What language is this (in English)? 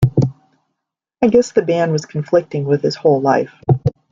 English